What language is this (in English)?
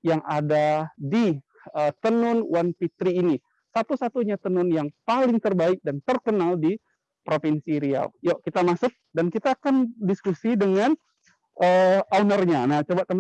Indonesian